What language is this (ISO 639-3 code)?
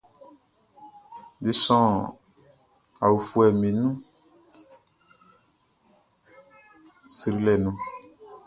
bci